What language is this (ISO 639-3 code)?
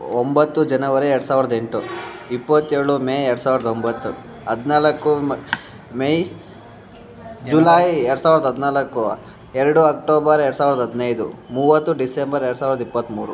kan